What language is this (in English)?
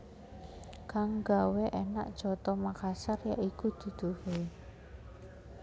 Javanese